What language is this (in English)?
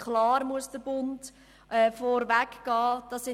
Swiss German